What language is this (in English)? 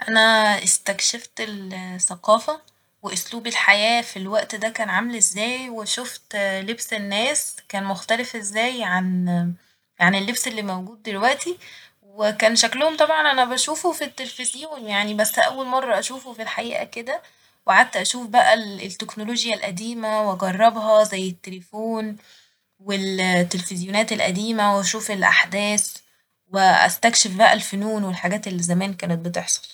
Egyptian Arabic